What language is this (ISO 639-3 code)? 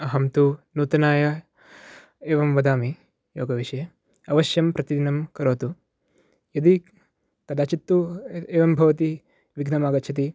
san